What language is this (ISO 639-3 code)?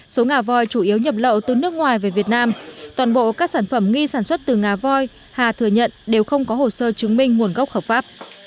vie